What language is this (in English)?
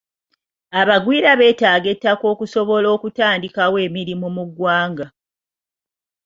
Ganda